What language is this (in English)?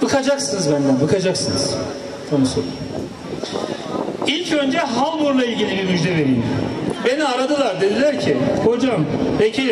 Turkish